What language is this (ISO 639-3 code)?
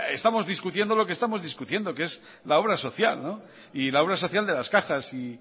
spa